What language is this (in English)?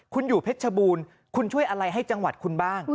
Thai